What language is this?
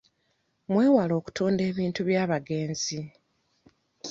Ganda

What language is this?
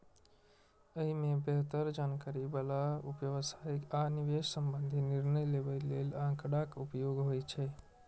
Maithili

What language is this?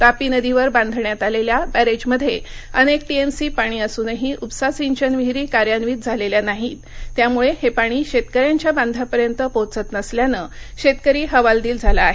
Marathi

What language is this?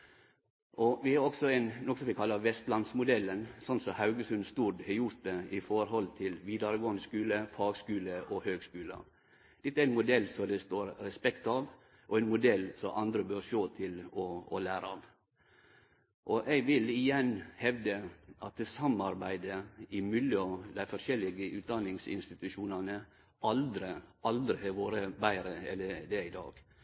Norwegian Nynorsk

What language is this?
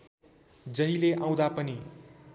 Nepali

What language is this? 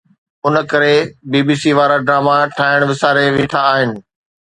Sindhi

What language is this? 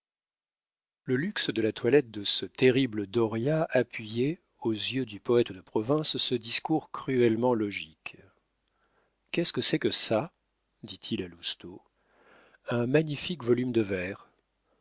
French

